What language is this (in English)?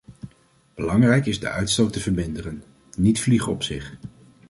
Dutch